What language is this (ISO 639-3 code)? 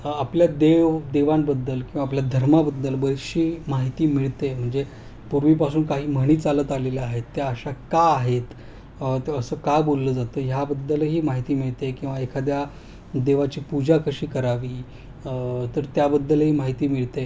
mar